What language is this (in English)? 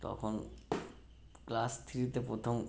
Bangla